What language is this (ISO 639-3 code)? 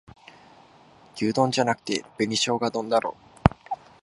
jpn